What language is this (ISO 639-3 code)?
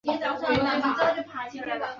zho